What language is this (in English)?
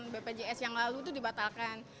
Indonesian